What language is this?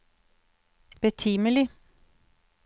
Norwegian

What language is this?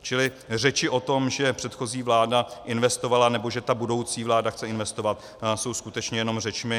Czech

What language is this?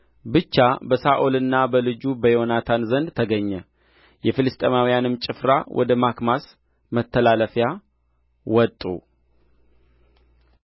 Amharic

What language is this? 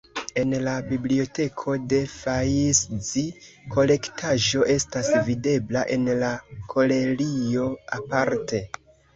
Esperanto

